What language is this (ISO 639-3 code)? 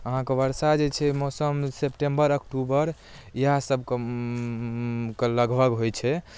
mai